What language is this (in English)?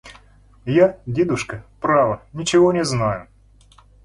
Russian